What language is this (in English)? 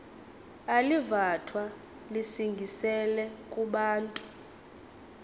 Xhosa